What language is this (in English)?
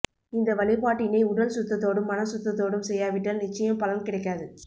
Tamil